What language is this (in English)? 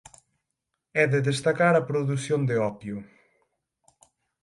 Galician